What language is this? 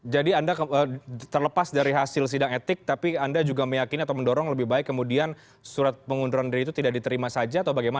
Indonesian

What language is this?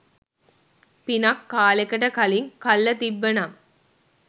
Sinhala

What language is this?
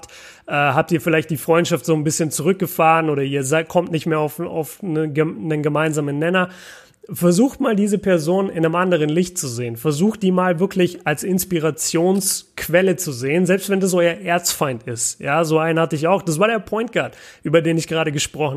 German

